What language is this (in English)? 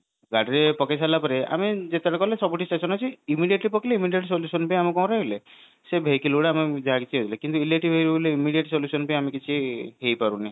Odia